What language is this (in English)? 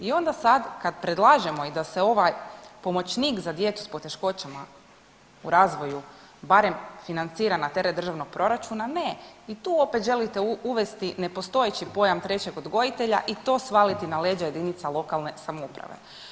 Croatian